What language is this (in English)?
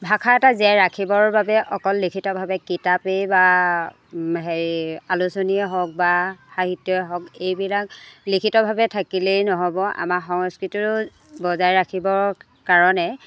Assamese